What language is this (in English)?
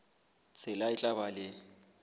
Southern Sotho